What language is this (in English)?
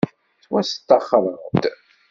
Kabyle